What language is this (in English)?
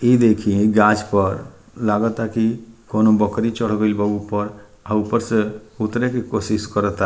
Bhojpuri